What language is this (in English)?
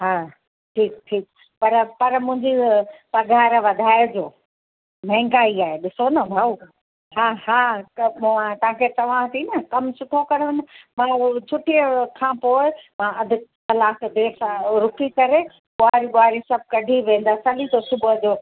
Sindhi